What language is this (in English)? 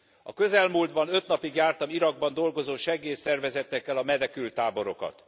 Hungarian